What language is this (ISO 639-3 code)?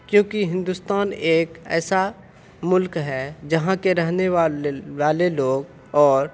urd